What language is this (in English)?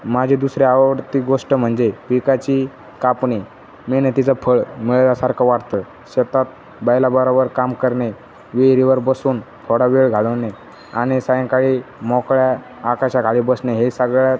Marathi